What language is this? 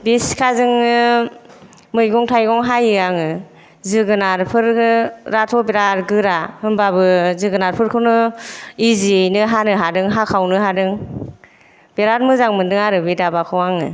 Bodo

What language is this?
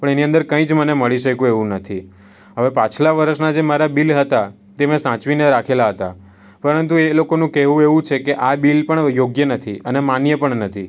Gujarati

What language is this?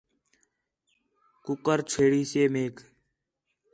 Khetrani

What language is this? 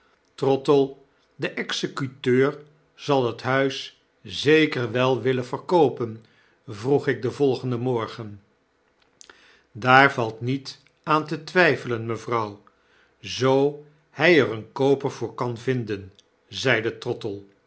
Dutch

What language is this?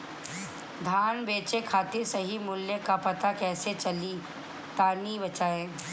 Bhojpuri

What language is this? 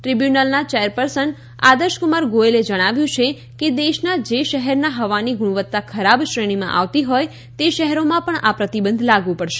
Gujarati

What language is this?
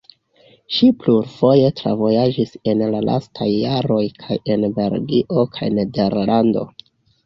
Esperanto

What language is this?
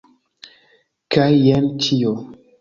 Esperanto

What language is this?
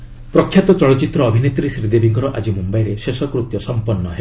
Odia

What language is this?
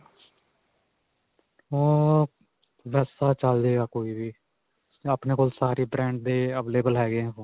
Punjabi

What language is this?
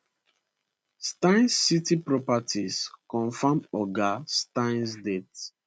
Nigerian Pidgin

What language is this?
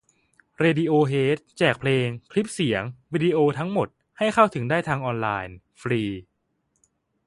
Thai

